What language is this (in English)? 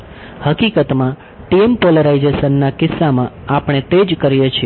Gujarati